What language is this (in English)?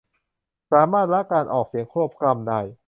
Thai